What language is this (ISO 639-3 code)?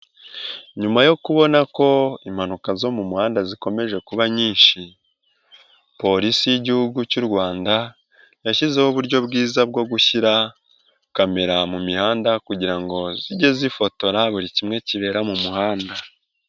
kin